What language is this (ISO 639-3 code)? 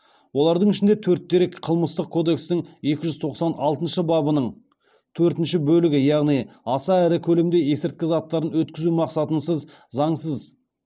kaz